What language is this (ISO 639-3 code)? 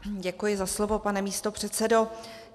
ces